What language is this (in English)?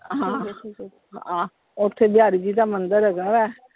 Punjabi